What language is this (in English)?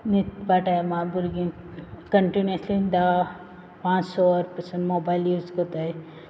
Konkani